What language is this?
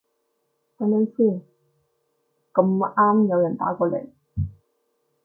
Cantonese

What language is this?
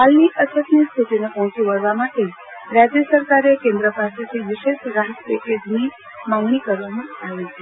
Gujarati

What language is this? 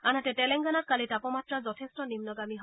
Assamese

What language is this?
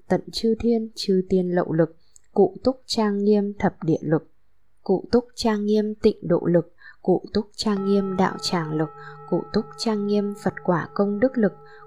Vietnamese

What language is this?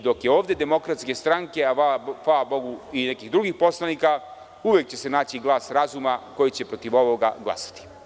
Serbian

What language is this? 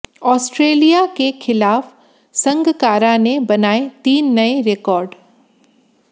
Hindi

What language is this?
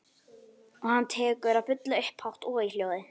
Icelandic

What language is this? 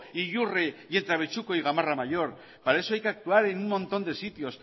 Spanish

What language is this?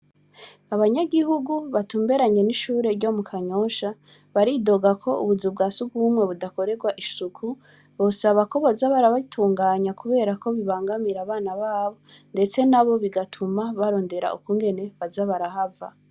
Rundi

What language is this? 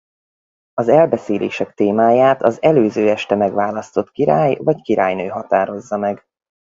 Hungarian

